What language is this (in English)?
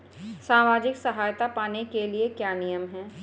Hindi